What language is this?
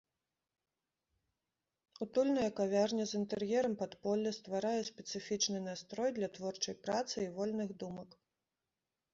Belarusian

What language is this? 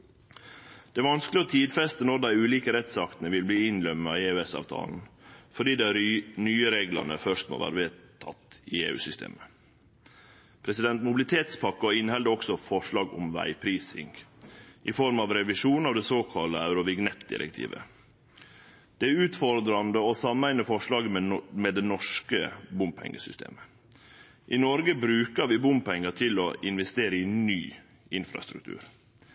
Norwegian Nynorsk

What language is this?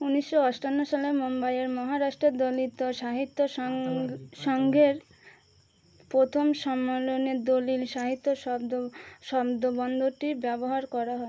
Bangla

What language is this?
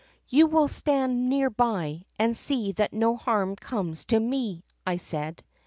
English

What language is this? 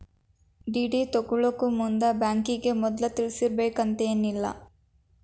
Kannada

